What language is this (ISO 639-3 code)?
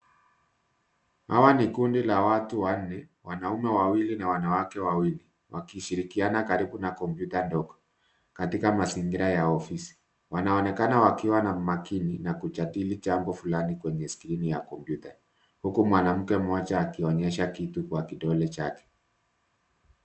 swa